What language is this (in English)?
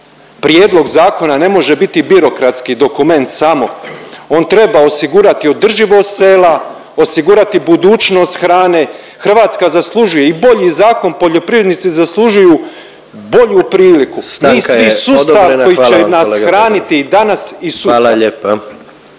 Croatian